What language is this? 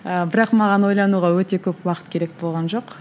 Kazakh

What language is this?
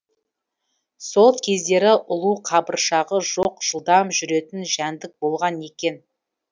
Kazakh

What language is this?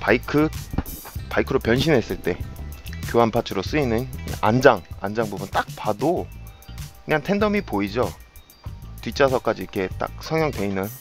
Korean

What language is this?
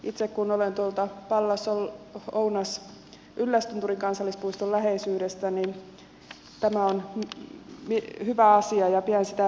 Finnish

